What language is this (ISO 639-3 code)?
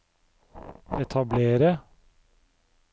nor